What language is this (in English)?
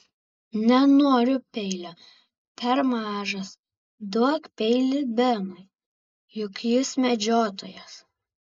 Lithuanian